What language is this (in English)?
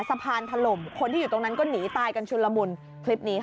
Thai